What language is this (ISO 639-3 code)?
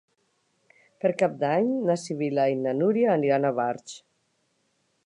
cat